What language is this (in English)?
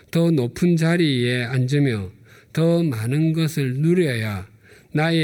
Korean